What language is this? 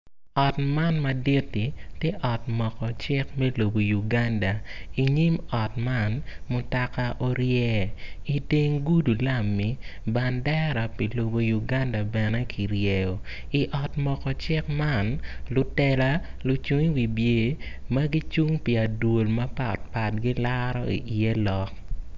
Acoli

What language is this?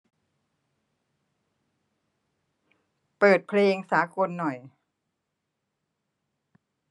Thai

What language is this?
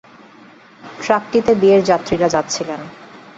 Bangla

